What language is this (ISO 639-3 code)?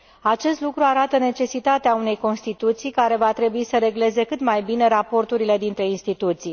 ron